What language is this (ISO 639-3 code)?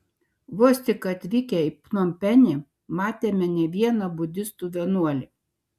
lit